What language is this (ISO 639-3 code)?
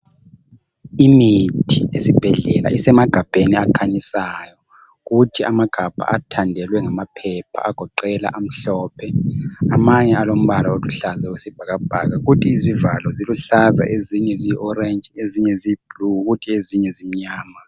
nde